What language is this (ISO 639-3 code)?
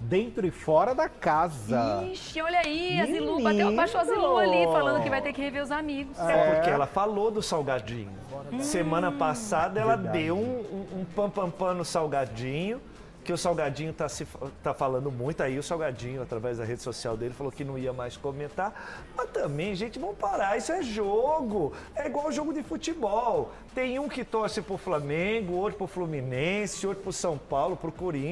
por